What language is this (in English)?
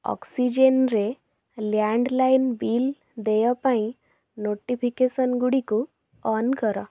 Odia